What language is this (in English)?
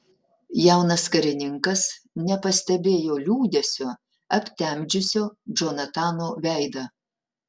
Lithuanian